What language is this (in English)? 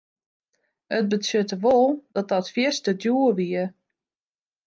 Western Frisian